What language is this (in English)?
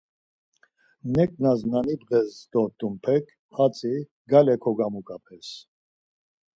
Laz